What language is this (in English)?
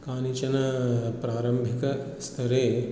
Sanskrit